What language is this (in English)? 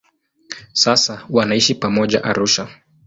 Swahili